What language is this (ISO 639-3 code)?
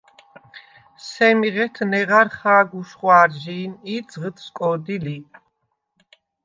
sva